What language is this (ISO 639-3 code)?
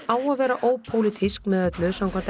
isl